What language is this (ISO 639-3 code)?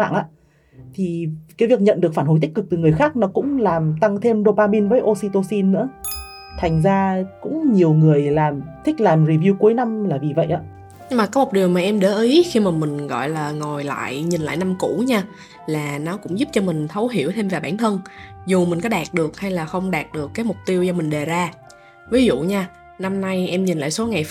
vie